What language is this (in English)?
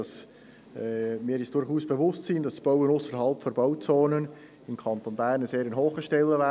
Swiss German